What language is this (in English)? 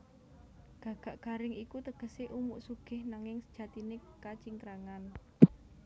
Javanese